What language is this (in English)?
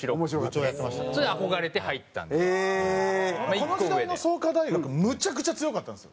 Japanese